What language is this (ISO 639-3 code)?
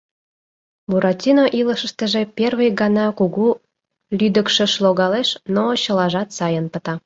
chm